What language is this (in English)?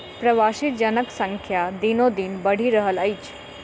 Maithili